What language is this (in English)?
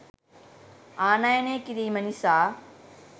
Sinhala